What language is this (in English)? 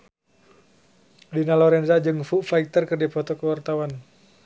Sundanese